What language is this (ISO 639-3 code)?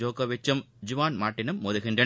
tam